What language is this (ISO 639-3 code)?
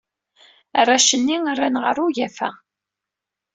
kab